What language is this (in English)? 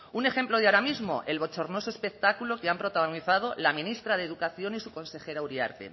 Spanish